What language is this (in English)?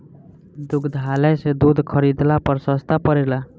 Bhojpuri